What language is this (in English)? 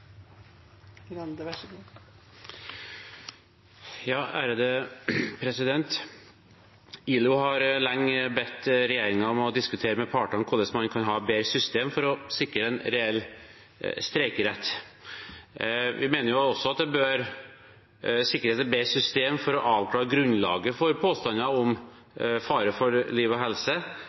Norwegian Bokmål